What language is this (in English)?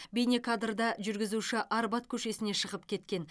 Kazakh